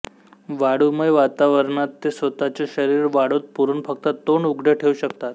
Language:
Marathi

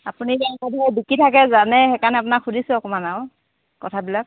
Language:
Assamese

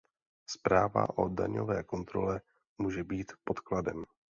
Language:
Czech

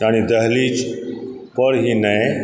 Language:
Maithili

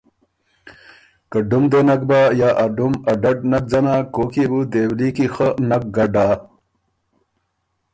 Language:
Ormuri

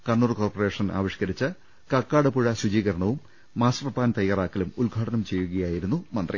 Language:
Malayalam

